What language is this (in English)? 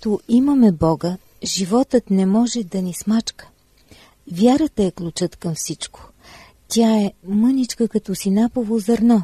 Bulgarian